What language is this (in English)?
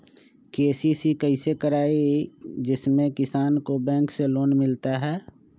Magahi